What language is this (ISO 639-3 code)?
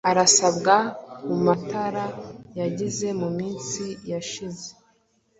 kin